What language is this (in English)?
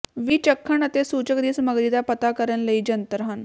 Punjabi